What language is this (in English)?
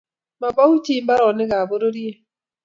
Kalenjin